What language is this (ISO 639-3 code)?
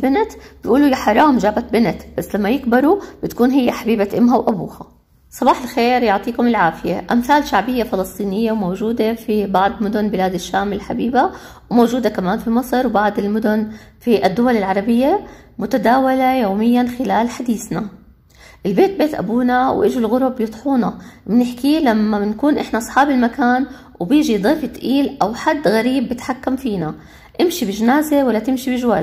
ara